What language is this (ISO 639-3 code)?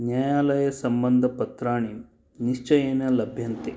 san